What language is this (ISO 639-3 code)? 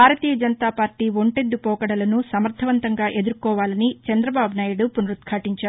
tel